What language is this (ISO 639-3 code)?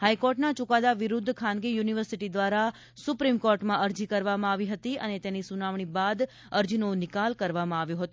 guj